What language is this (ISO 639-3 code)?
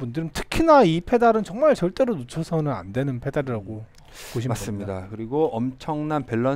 kor